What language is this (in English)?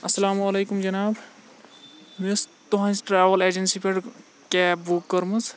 Kashmiri